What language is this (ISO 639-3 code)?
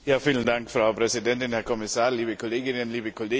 deu